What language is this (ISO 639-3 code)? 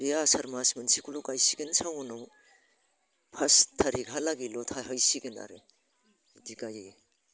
brx